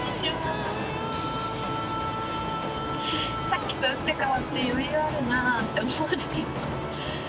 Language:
Japanese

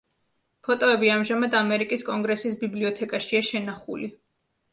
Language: Georgian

